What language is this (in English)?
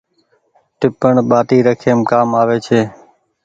Goaria